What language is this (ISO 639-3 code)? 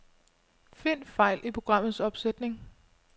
dan